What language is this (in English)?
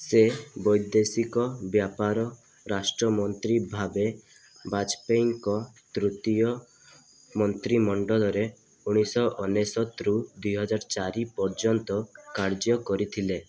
Odia